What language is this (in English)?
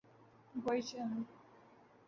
Urdu